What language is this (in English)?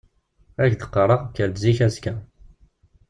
Kabyle